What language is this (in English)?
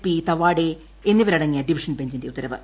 Malayalam